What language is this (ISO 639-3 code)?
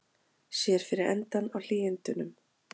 isl